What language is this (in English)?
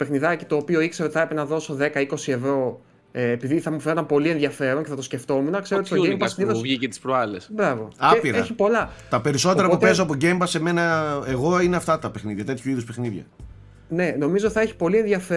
Greek